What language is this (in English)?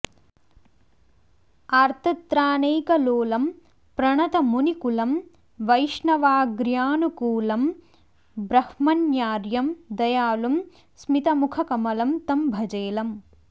Sanskrit